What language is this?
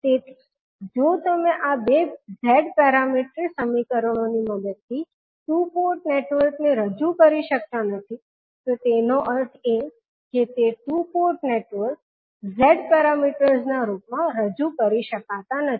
Gujarati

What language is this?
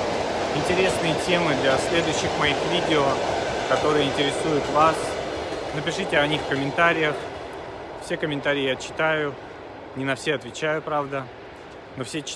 Russian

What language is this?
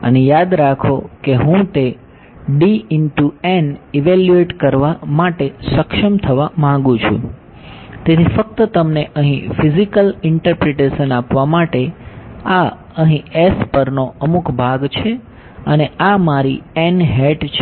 Gujarati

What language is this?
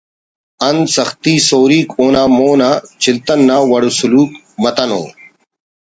Brahui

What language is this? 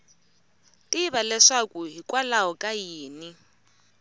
Tsonga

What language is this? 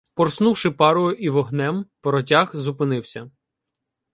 Ukrainian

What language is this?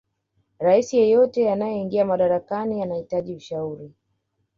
Swahili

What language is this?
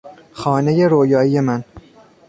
Persian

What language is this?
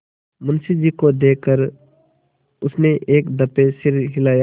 Hindi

